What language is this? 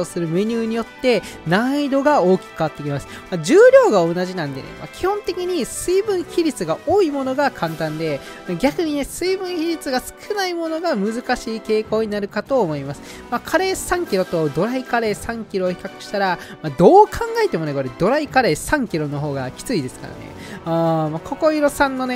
Japanese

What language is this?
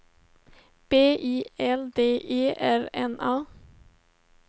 Swedish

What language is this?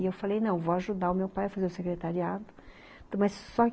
Portuguese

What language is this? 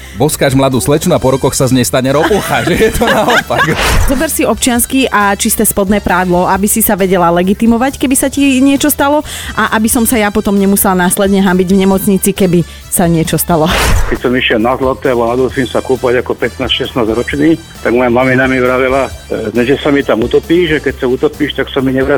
Slovak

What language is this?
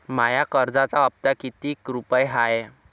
Marathi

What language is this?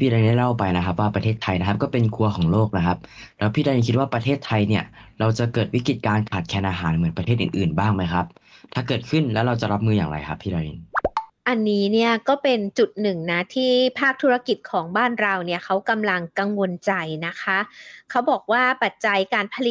Thai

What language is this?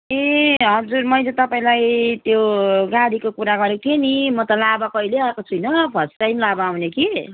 Nepali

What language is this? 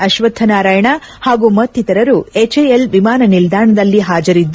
Kannada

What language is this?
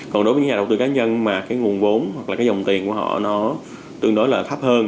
Vietnamese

